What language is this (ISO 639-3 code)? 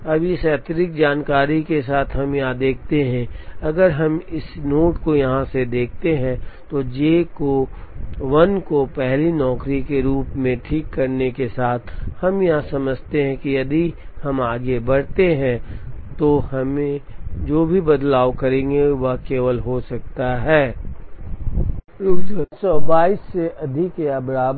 hin